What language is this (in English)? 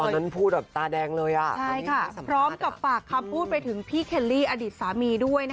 Thai